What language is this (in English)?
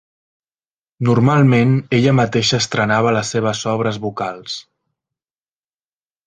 Catalan